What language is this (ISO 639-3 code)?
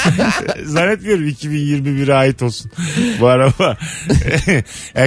tur